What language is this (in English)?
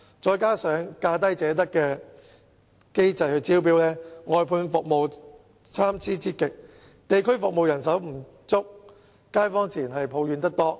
Cantonese